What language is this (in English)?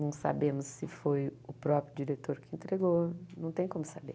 Portuguese